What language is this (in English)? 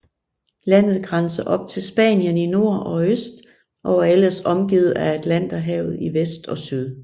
Danish